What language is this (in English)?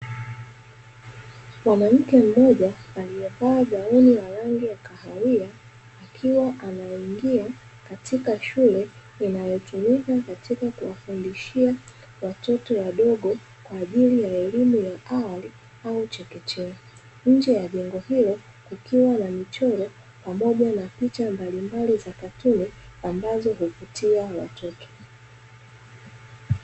Swahili